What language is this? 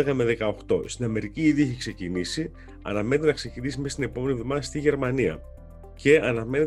Greek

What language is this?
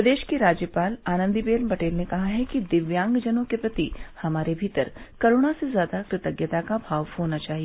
Hindi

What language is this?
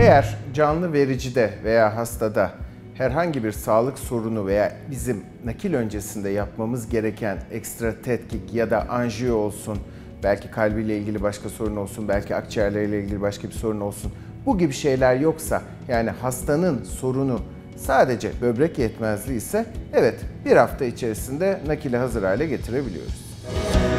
Turkish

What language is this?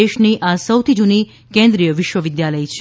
Gujarati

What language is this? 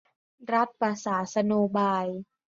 Thai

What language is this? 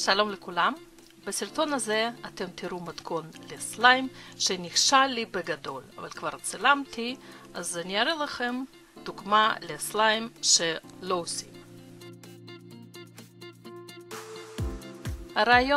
Hebrew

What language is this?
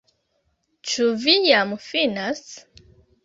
Esperanto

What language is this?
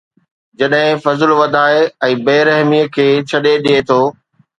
Sindhi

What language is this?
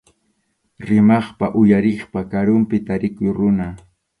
Arequipa-La Unión Quechua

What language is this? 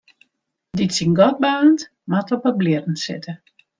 Western Frisian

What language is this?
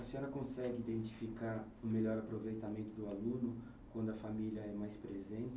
Portuguese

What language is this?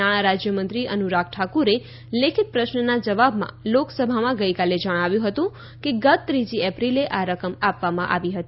Gujarati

